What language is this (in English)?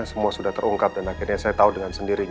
Indonesian